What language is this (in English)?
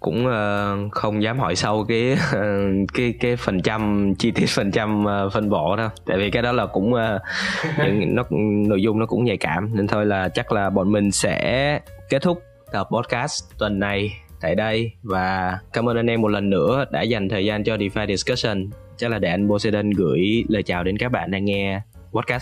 Vietnamese